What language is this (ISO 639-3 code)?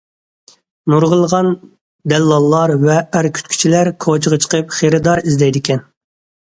uig